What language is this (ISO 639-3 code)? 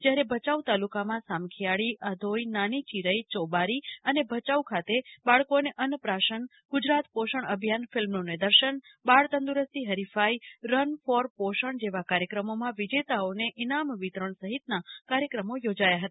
guj